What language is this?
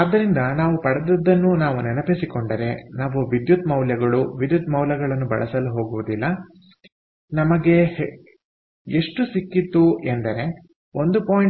Kannada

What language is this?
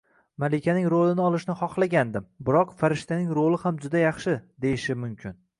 Uzbek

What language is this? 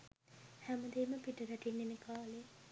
Sinhala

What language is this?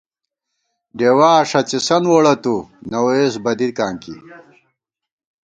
Gawar-Bati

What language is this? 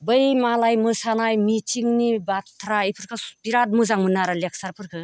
Bodo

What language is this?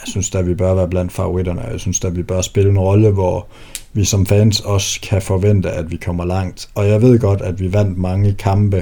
Danish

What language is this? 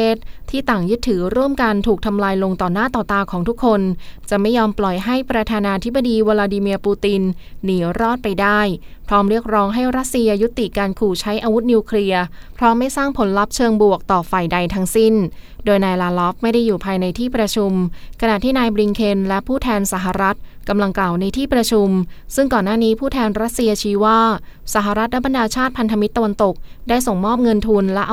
Thai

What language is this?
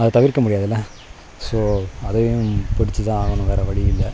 Tamil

